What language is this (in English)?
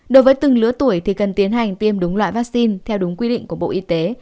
Vietnamese